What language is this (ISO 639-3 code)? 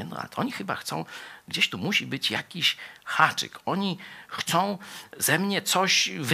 pol